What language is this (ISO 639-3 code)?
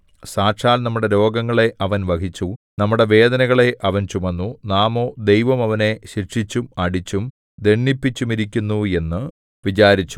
mal